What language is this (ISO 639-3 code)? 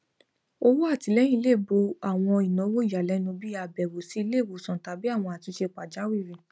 yor